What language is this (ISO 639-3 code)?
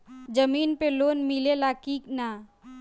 bho